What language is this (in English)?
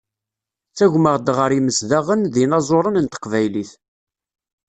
Kabyle